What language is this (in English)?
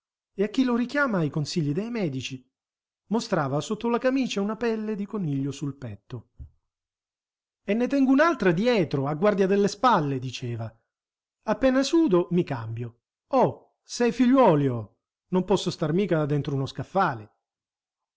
Italian